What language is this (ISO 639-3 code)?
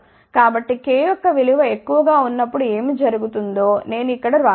tel